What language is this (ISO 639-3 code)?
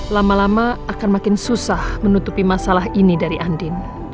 ind